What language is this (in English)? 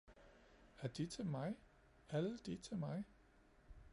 Danish